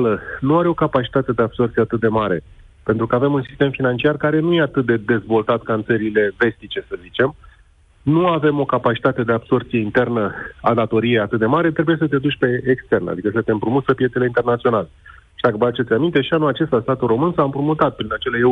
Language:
Romanian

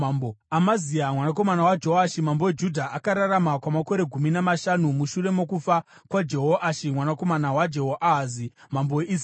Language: Shona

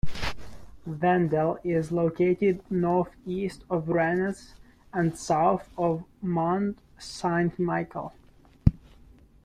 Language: English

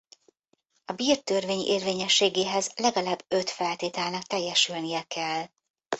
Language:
Hungarian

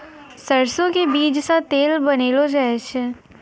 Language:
Maithili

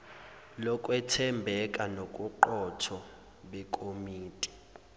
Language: Zulu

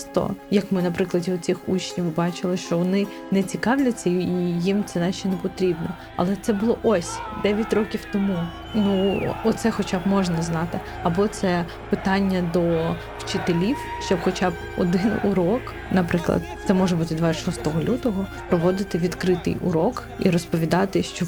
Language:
Ukrainian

